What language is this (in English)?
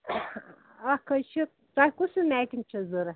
Kashmiri